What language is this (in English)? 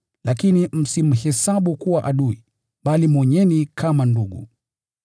Swahili